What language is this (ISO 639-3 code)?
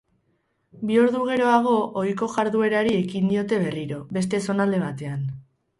eus